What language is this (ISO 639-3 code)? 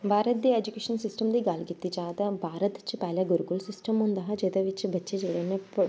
doi